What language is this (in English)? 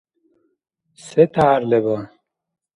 Dargwa